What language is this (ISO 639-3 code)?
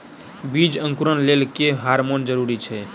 mai